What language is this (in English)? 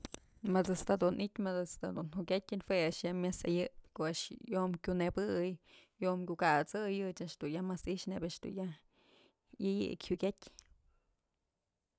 Mazatlán Mixe